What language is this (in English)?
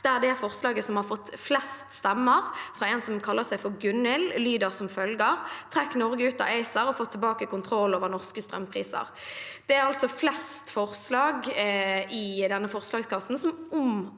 Norwegian